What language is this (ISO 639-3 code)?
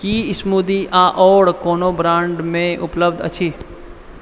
mai